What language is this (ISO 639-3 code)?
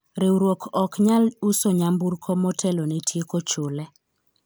luo